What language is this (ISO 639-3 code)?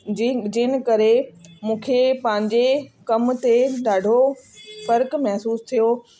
snd